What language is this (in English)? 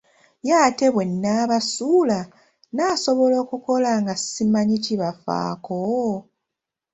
Ganda